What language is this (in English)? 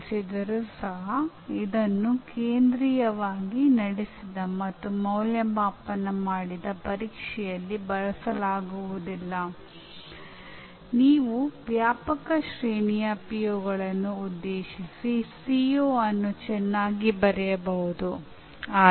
Kannada